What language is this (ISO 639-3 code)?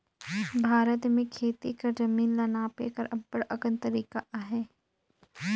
hne